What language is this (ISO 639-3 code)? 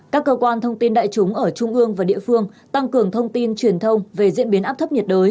vie